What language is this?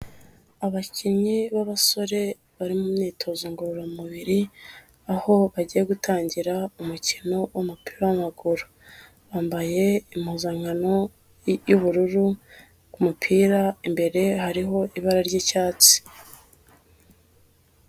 Kinyarwanda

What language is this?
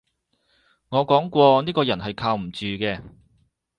Cantonese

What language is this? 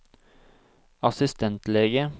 Norwegian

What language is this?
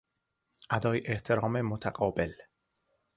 Persian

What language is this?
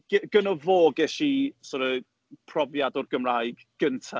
Welsh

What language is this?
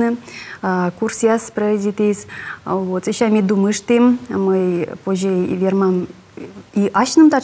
Russian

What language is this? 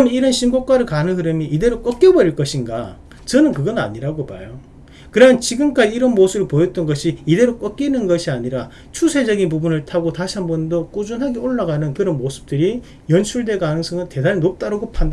Korean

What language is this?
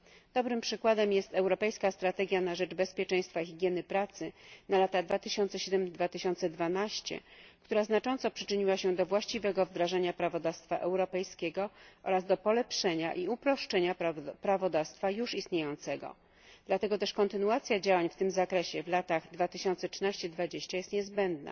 Polish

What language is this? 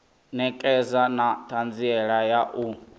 Venda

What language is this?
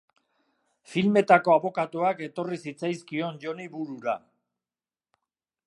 Basque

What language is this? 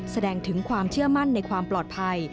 Thai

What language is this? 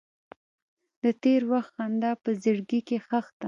Pashto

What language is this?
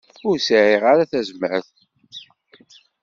Kabyle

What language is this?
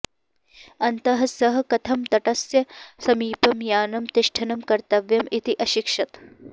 Sanskrit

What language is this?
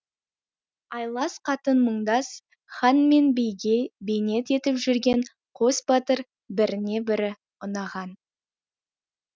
Kazakh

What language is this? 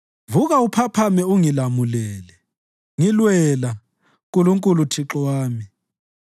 North Ndebele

